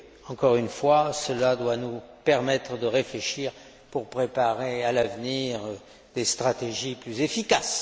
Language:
French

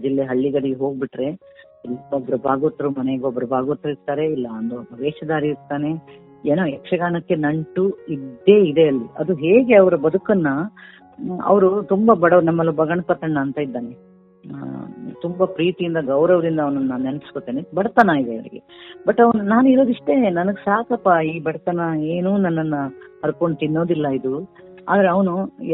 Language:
Kannada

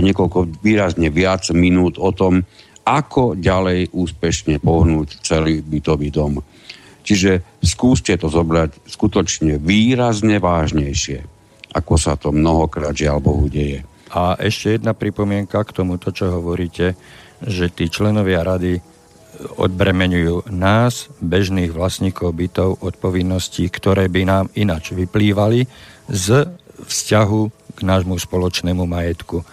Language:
Slovak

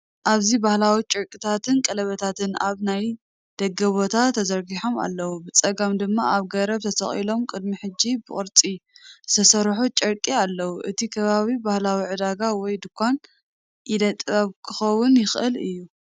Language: Tigrinya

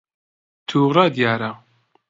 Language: Central Kurdish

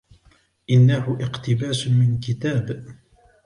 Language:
Arabic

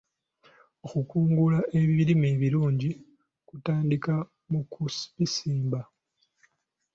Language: Ganda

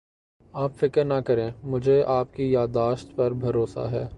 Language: Urdu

